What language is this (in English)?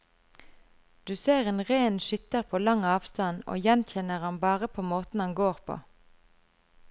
Norwegian